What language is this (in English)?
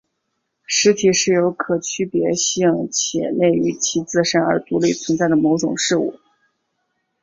Chinese